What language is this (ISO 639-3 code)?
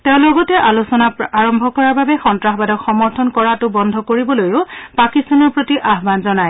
asm